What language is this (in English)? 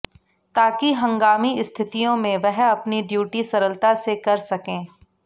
Hindi